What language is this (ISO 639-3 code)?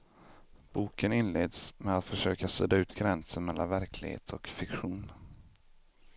swe